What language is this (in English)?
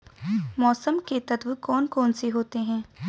Hindi